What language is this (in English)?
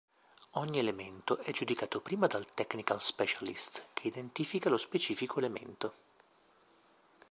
Italian